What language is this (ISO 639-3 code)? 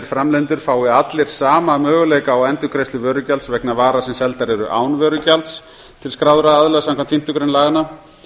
isl